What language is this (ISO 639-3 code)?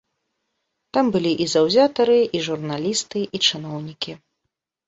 bel